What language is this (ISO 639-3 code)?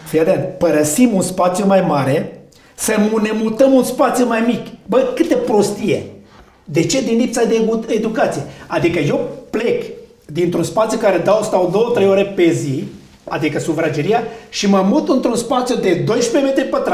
ron